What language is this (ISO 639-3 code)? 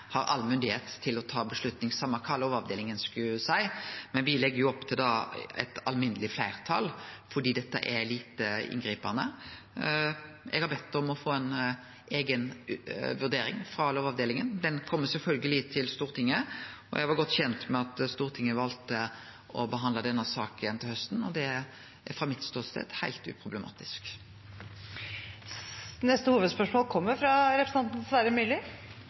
nor